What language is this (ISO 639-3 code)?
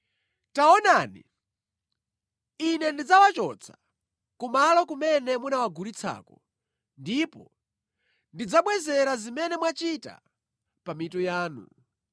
nya